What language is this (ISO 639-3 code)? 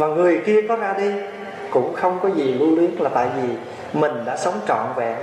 vie